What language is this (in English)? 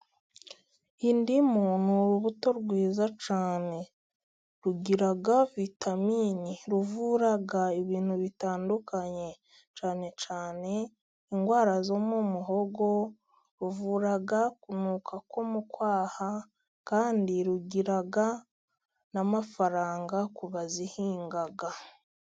Kinyarwanda